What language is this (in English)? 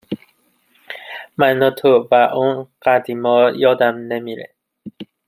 Persian